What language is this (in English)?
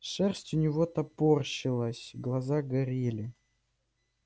Russian